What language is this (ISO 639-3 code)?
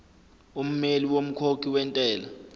zul